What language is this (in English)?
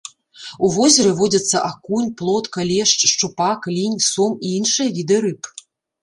Belarusian